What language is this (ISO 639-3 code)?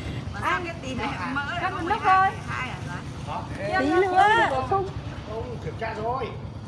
vie